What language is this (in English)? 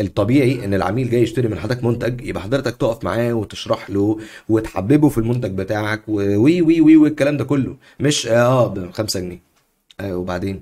Arabic